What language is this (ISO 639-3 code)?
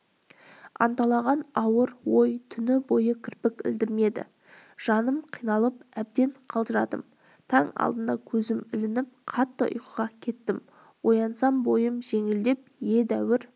kaz